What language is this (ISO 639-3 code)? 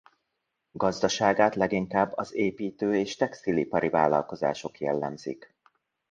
hun